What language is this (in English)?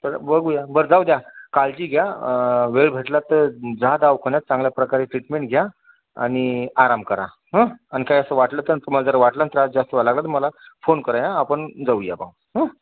Marathi